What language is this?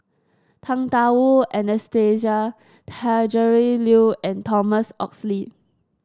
English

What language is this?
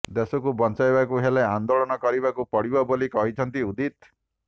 Odia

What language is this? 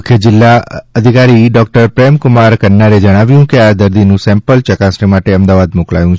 Gujarati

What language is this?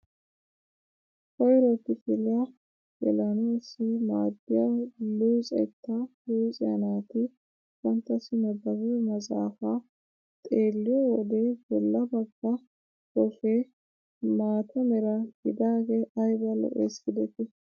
Wolaytta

